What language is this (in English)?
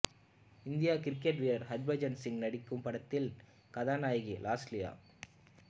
Tamil